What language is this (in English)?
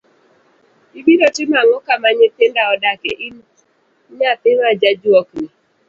Luo (Kenya and Tanzania)